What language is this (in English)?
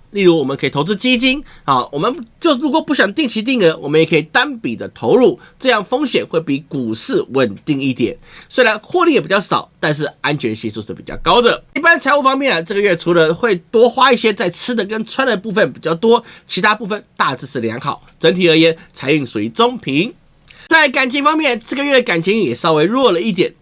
Chinese